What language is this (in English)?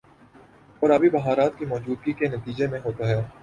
Urdu